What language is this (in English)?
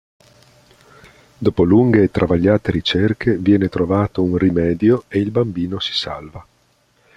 Italian